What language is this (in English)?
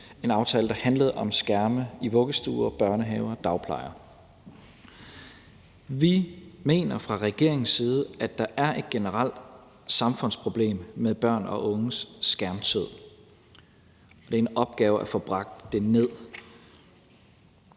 Danish